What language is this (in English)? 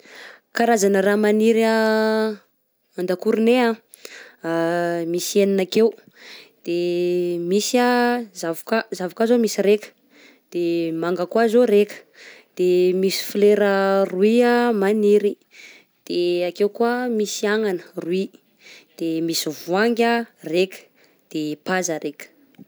Southern Betsimisaraka Malagasy